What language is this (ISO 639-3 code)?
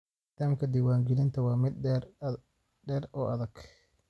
som